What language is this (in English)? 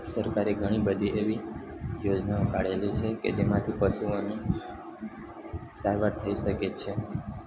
Gujarati